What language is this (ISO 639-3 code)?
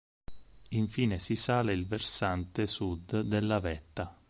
ita